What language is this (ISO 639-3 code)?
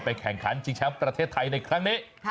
tha